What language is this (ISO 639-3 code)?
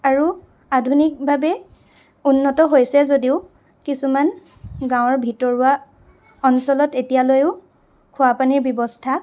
asm